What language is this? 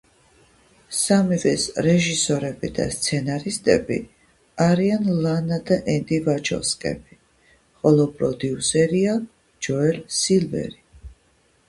Georgian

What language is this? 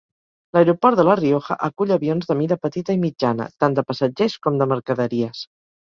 Catalan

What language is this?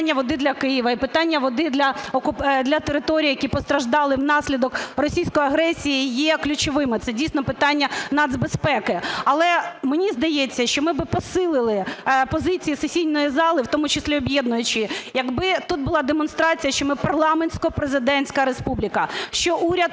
Ukrainian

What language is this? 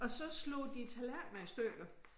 Danish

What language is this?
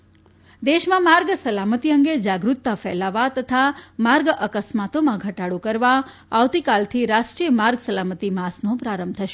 Gujarati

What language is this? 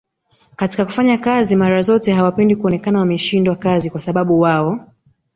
Swahili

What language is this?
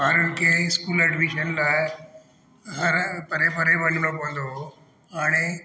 Sindhi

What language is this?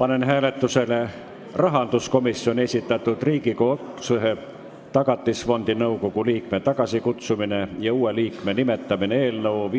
Estonian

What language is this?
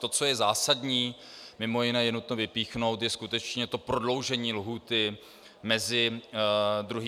Czech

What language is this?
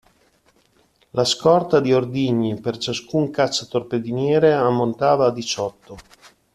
Italian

